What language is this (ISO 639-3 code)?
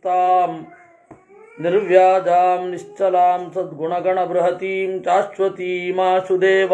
hin